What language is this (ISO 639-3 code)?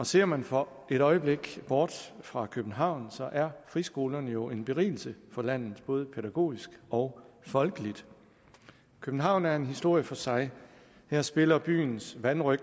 dan